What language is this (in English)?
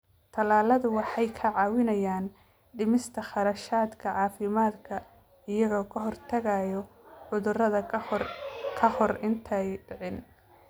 Somali